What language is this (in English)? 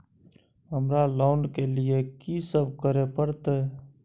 Maithili